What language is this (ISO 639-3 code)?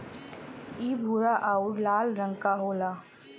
bho